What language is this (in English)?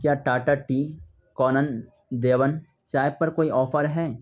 Urdu